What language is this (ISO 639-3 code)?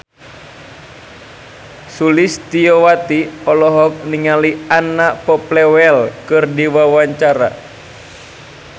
sun